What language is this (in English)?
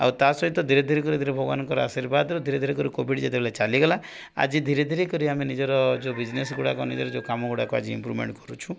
Odia